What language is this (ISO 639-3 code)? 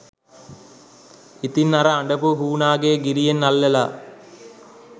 sin